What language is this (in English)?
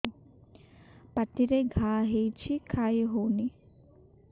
Odia